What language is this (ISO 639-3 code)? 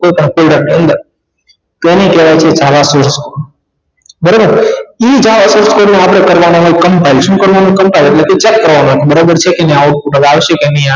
guj